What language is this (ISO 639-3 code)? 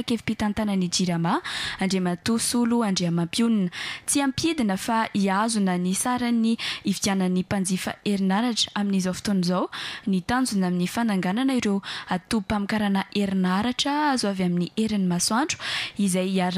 fra